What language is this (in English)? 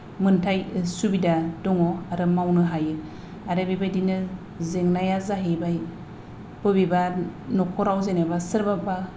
Bodo